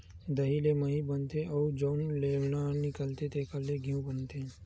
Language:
Chhattisgarhi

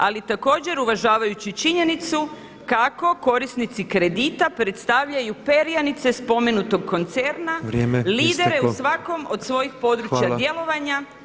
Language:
Croatian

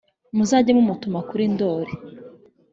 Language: Kinyarwanda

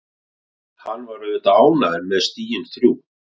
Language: Icelandic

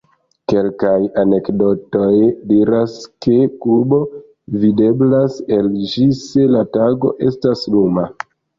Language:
Esperanto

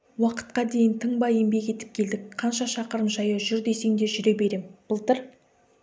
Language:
Kazakh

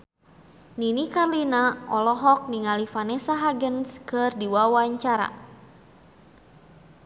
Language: Sundanese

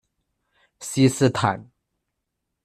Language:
Chinese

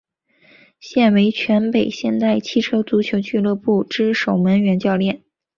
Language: Chinese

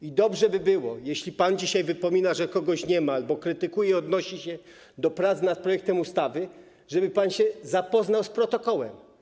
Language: Polish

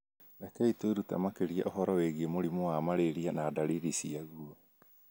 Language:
Kikuyu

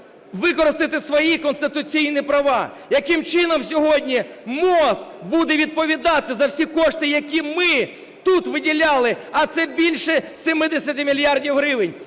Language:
Ukrainian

